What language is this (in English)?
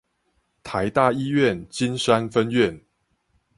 Chinese